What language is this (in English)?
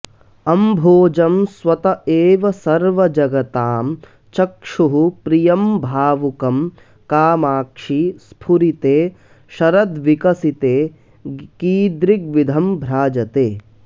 Sanskrit